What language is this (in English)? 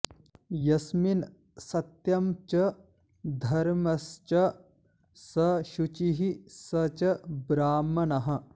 Sanskrit